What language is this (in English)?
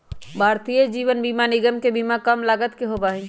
Magahi